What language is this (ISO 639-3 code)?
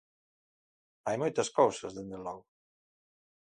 glg